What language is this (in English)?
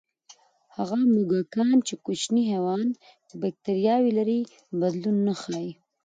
Pashto